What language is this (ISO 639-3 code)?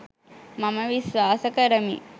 sin